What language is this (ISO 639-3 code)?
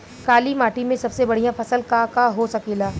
bho